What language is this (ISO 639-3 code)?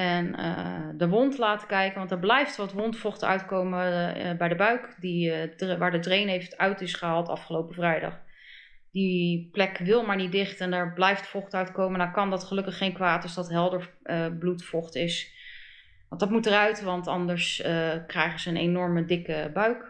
nld